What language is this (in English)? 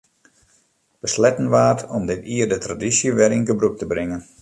Western Frisian